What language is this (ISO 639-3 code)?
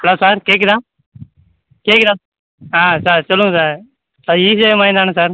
tam